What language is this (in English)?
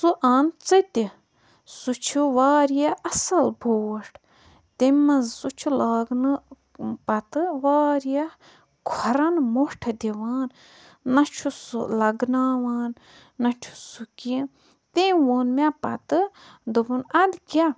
Kashmiri